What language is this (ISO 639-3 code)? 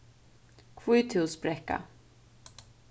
fao